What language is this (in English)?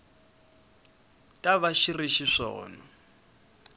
Tsonga